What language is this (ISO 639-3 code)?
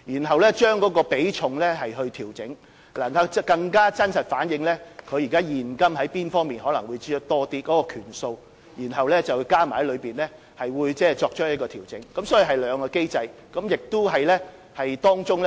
yue